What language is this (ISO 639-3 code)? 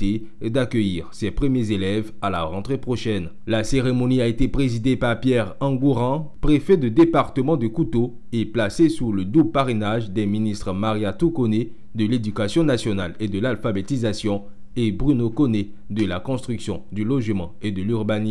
fra